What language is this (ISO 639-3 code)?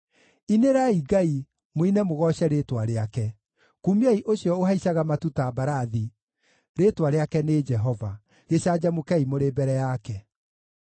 kik